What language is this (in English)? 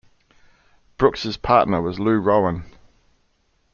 English